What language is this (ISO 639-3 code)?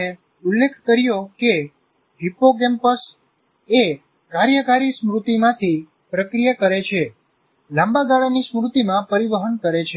guj